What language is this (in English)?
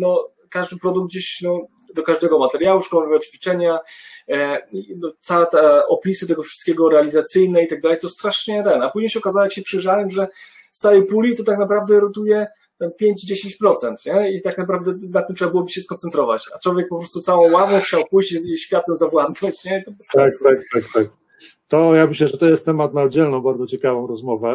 Polish